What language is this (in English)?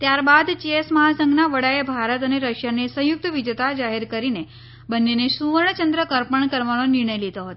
Gujarati